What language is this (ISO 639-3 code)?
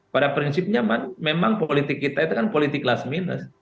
ind